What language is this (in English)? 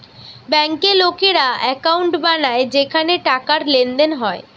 Bangla